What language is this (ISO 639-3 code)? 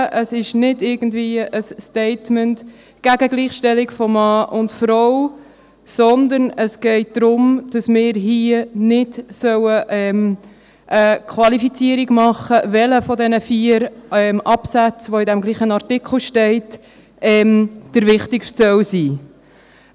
gsw